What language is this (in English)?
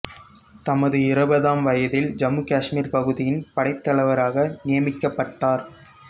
Tamil